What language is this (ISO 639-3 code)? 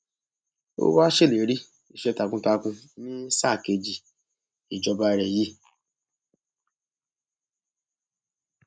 yor